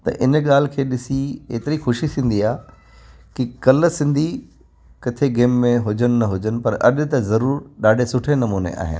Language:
Sindhi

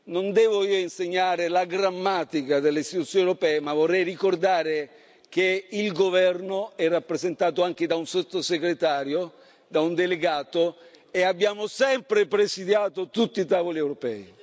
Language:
Italian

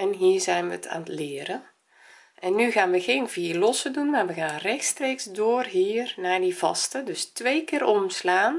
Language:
Dutch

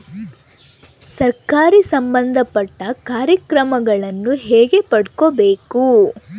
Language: Kannada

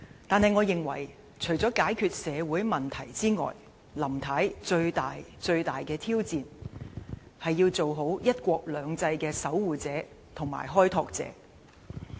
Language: Cantonese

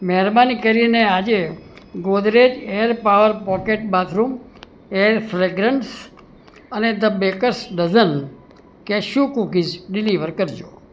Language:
Gujarati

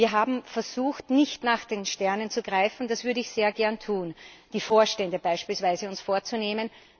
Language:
German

